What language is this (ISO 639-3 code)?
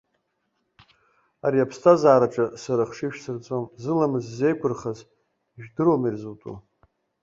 abk